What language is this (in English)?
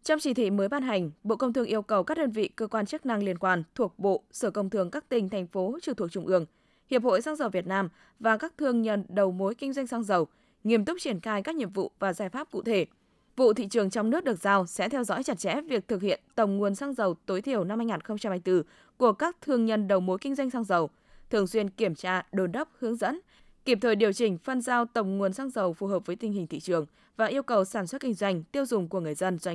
Vietnamese